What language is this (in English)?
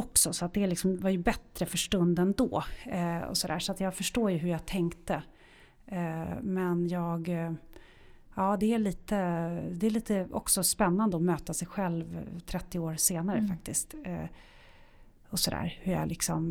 Swedish